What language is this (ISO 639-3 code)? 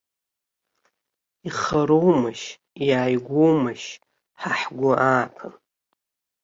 abk